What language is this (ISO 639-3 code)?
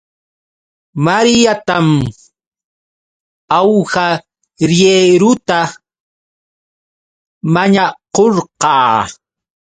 qux